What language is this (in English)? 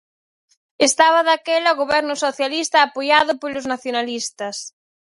Galician